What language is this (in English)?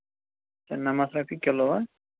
Kashmiri